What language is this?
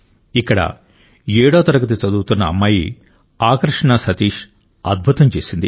Telugu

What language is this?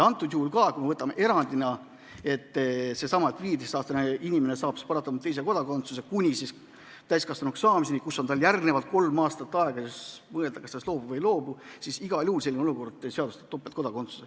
Estonian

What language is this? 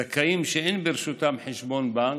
Hebrew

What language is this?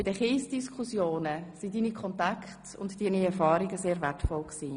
Swiss German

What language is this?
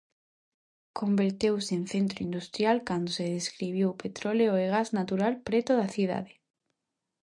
Galician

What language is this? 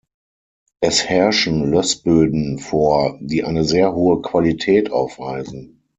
German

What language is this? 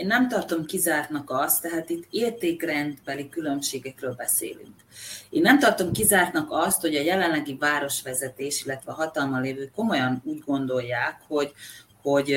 Hungarian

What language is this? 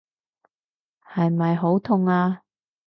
Cantonese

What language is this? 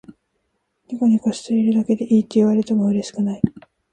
Japanese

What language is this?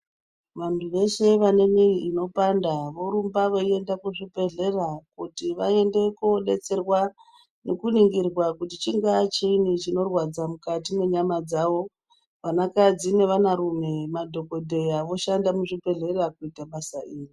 Ndau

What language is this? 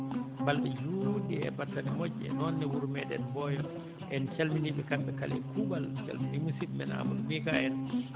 Fula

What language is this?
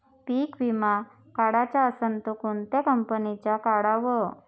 Marathi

